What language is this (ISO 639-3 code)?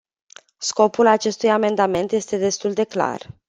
ron